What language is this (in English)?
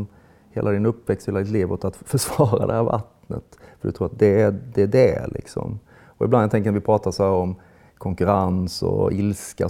Swedish